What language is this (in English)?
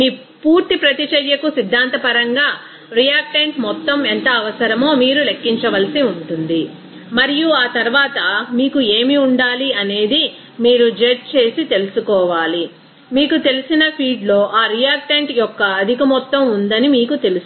Telugu